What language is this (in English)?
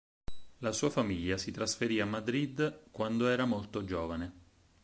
Italian